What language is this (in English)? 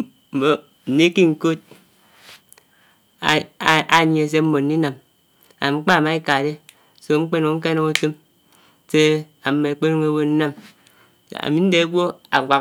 Anaang